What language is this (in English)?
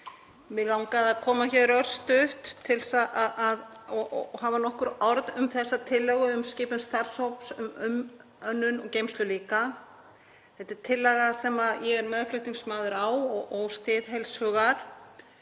Icelandic